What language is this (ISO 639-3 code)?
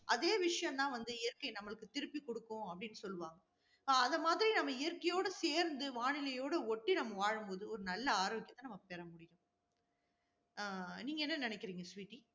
tam